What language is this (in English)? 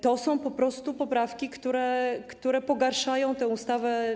Polish